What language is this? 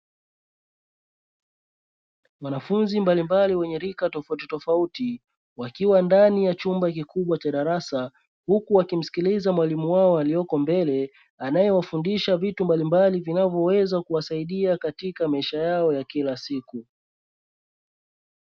Swahili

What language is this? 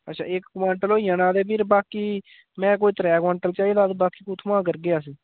Dogri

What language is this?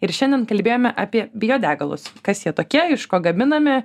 Lithuanian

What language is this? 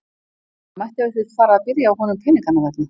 Icelandic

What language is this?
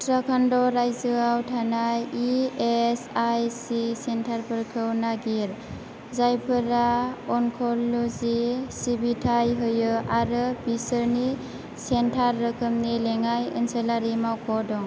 Bodo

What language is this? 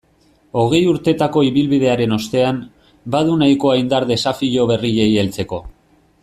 Basque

